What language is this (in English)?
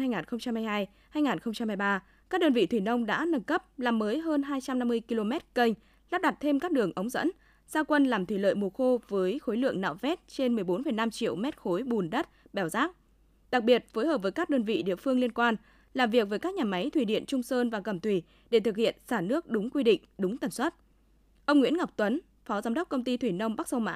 Vietnamese